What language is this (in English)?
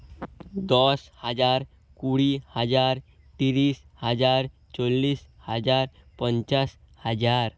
Bangla